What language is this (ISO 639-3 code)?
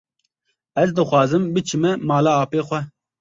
kur